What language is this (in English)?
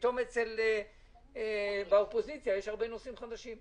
Hebrew